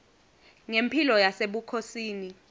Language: Swati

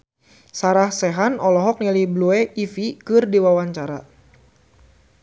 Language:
Sundanese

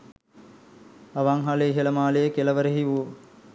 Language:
Sinhala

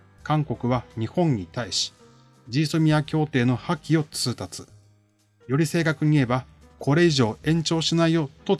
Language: Japanese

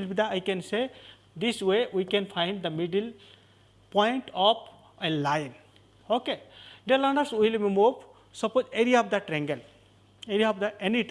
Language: English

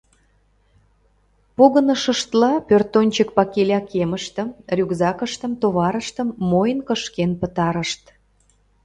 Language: Mari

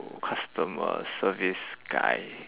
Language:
English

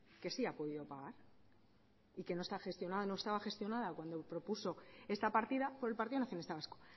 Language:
Spanish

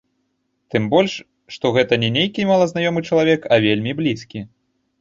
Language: Belarusian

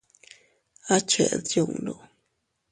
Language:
Teutila Cuicatec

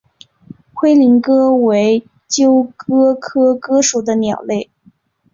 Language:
Chinese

